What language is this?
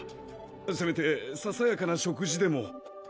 Japanese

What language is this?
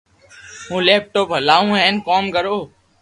Loarki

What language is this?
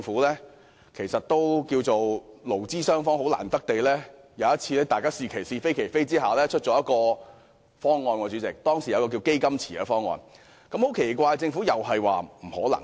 Cantonese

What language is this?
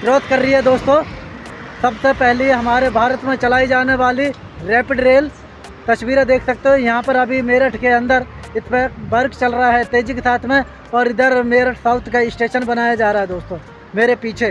Hindi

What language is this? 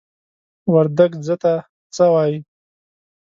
Pashto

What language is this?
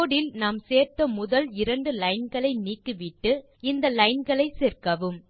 Tamil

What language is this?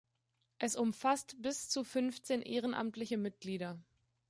German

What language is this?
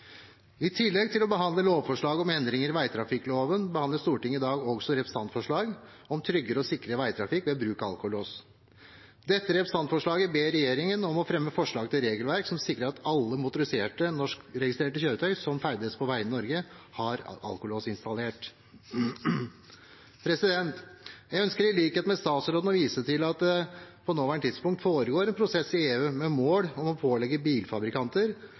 Norwegian Bokmål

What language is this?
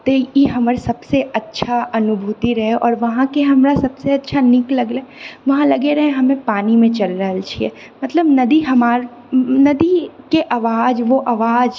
Maithili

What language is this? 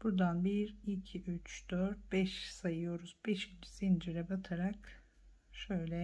Turkish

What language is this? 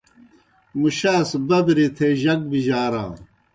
Kohistani Shina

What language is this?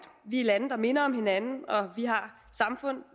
Danish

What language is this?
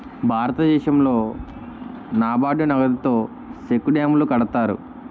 Telugu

